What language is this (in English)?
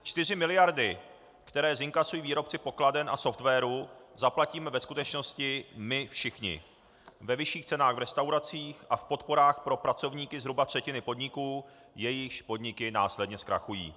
Czech